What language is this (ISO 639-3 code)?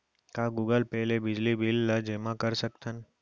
hne